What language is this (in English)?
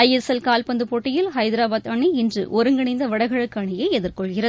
Tamil